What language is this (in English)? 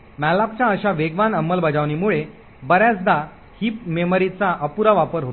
Marathi